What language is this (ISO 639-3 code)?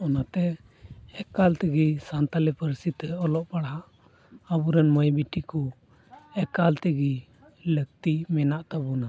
sat